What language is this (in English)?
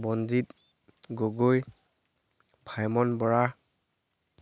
Assamese